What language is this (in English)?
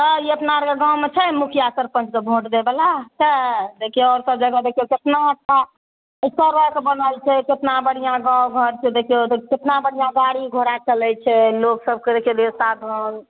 Maithili